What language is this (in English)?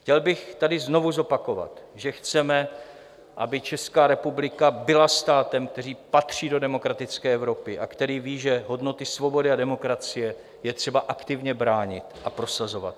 Czech